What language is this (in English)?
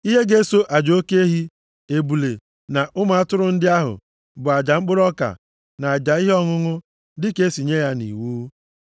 Igbo